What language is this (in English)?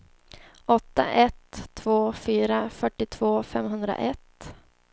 Swedish